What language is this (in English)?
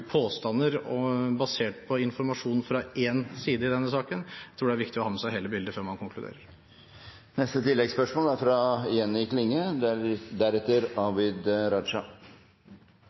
Norwegian